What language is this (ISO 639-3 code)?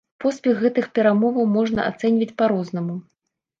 bel